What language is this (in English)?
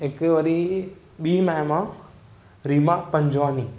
Sindhi